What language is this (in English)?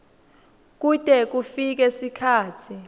Swati